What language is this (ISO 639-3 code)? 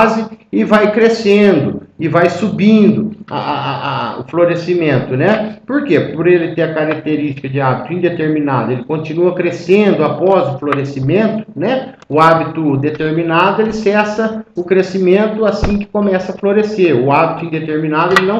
por